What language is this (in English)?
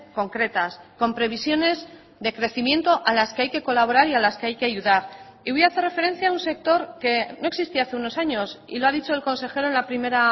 Spanish